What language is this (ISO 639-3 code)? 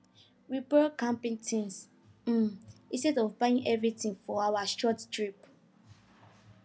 pcm